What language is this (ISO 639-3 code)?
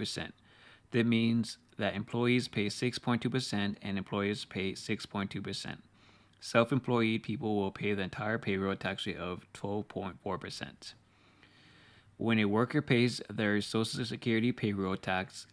eng